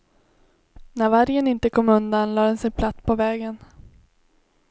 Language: Swedish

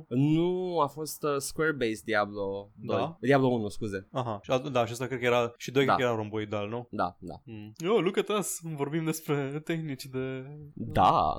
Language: Romanian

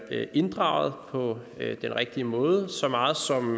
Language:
Danish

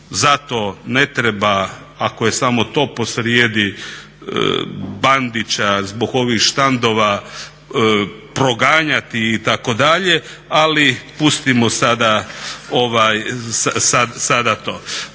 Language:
Croatian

